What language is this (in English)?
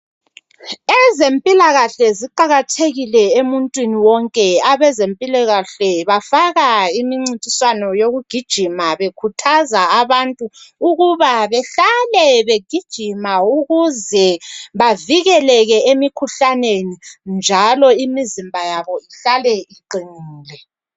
North Ndebele